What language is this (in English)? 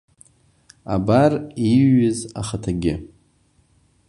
Abkhazian